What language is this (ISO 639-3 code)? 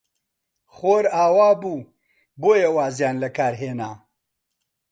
ckb